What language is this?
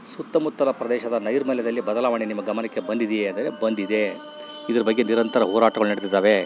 Kannada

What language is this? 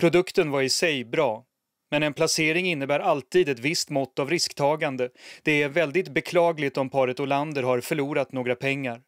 Swedish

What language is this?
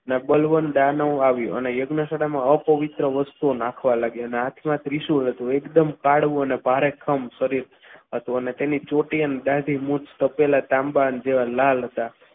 Gujarati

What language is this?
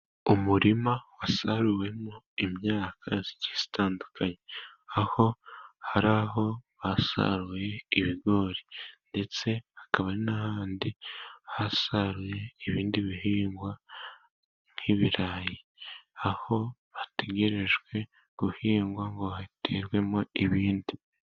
Kinyarwanda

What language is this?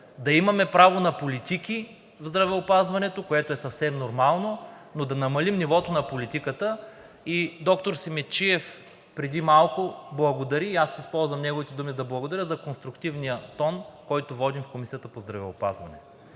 Bulgarian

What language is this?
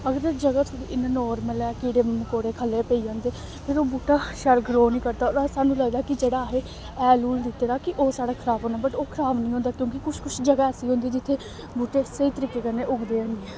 Dogri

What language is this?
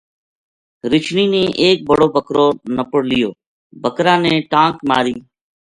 Gujari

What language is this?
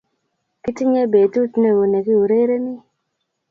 Kalenjin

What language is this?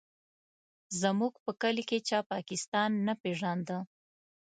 Pashto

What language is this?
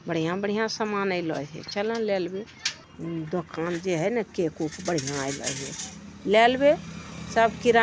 Magahi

